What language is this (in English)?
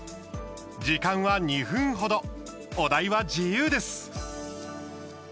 Japanese